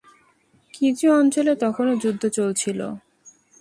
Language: Bangla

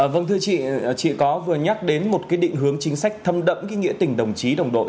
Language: Vietnamese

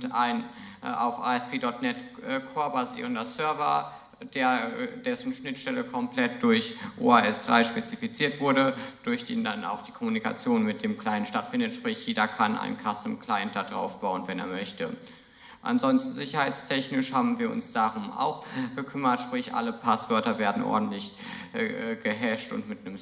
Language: German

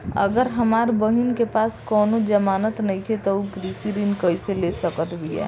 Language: Bhojpuri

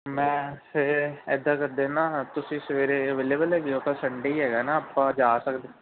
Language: Punjabi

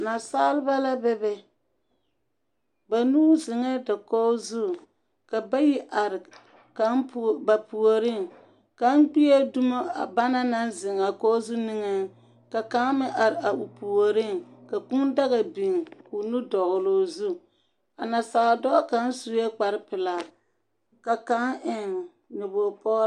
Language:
Southern Dagaare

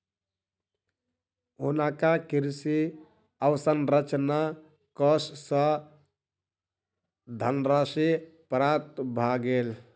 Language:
Maithili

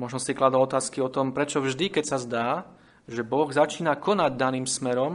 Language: Slovak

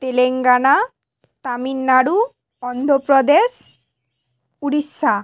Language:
Bangla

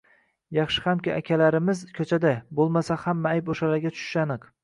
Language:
Uzbek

